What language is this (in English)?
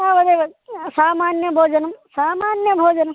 Sanskrit